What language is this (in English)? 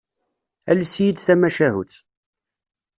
Kabyle